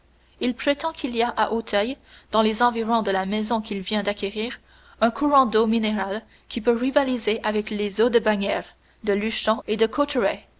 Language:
French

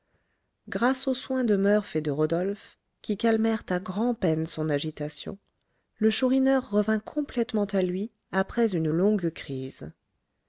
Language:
French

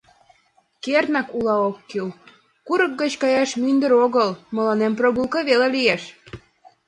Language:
Mari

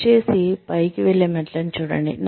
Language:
Telugu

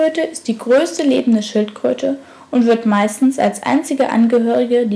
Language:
German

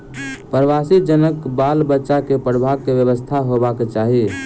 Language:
Maithili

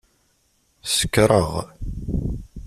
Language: Kabyle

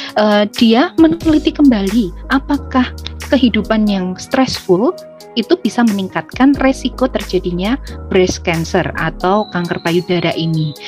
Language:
Indonesian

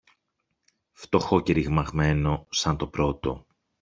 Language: Greek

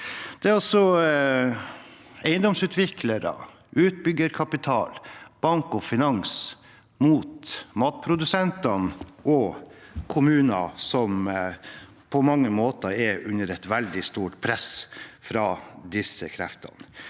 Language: Norwegian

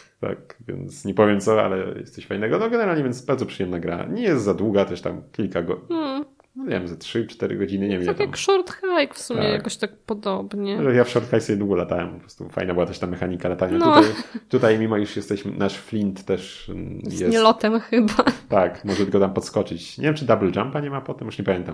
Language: Polish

